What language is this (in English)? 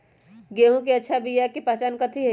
Magahi